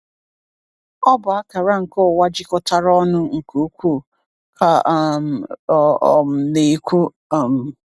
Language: Igbo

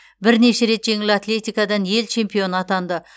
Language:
Kazakh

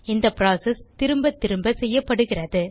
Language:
Tamil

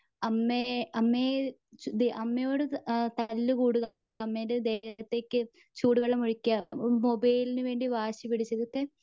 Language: Malayalam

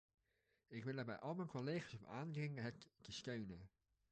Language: Dutch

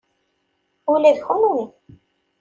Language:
Kabyle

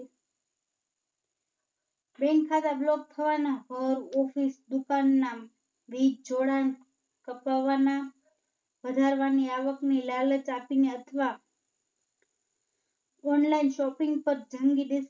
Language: Gujarati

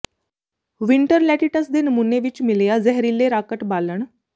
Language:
Punjabi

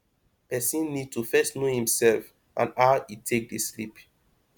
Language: Nigerian Pidgin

